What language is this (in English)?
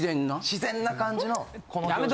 Japanese